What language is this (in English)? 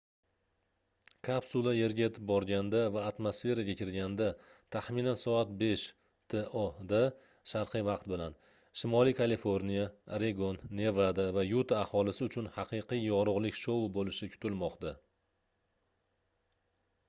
Uzbek